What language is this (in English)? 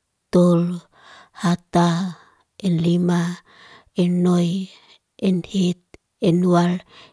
Liana-Seti